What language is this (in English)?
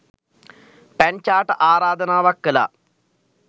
Sinhala